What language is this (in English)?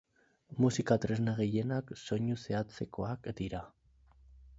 Basque